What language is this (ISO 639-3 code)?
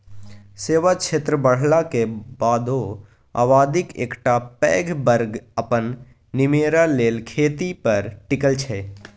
mai